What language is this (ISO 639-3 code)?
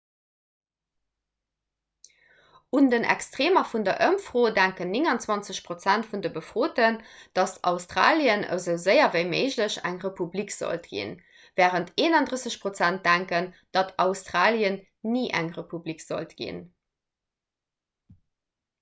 ltz